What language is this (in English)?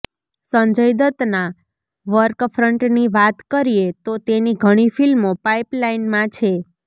Gujarati